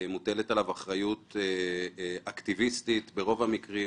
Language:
Hebrew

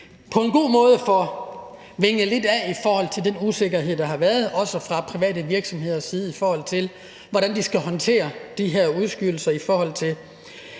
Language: Danish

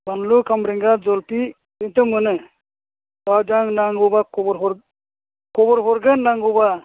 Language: Bodo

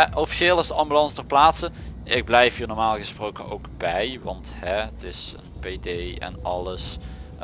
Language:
Dutch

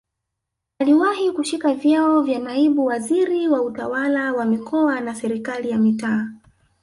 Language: Swahili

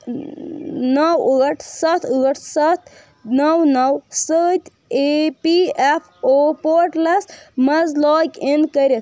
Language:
Kashmiri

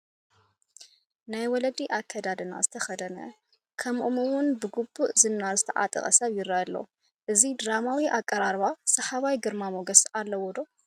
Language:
Tigrinya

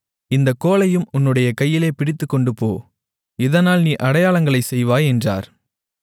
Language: Tamil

